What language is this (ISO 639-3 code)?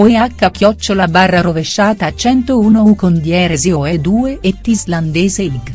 ita